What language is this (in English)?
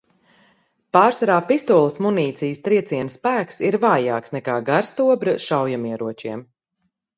Latvian